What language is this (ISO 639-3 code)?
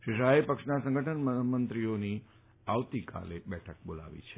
guj